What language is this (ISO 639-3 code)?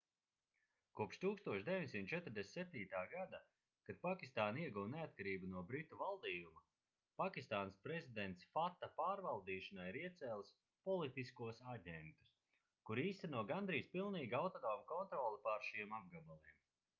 lav